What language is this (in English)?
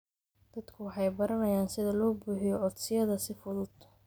Somali